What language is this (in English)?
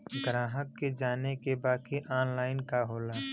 Bhojpuri